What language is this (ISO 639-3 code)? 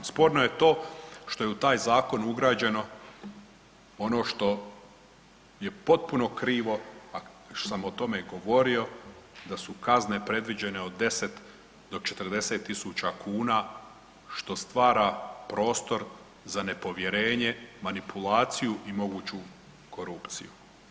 hrv